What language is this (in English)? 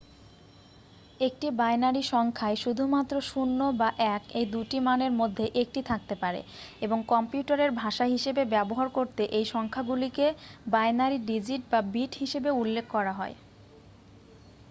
Bangla